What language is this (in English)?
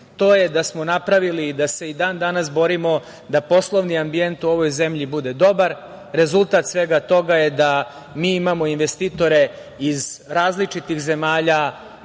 Serbian